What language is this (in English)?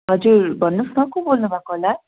Nepali